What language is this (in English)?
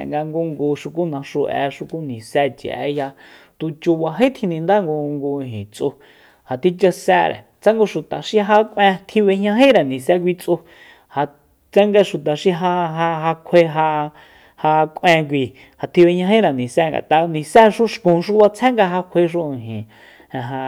Soyaltepec Mazatec